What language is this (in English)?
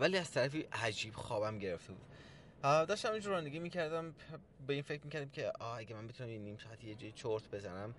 Persian